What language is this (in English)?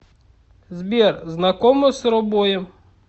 Russian